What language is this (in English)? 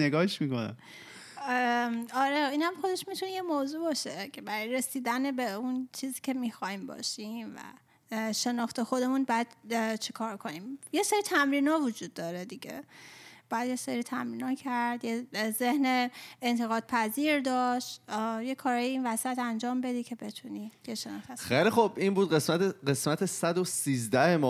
Persian